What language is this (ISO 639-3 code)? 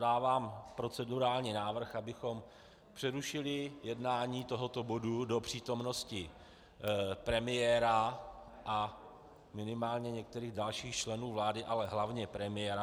ces